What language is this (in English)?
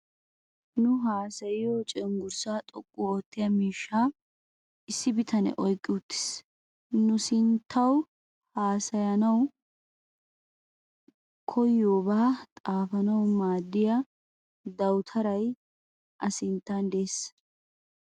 Wolaytta